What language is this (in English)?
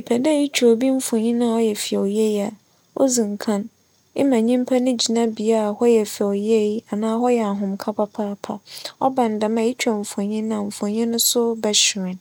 Akan